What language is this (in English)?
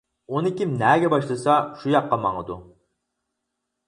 Uyghur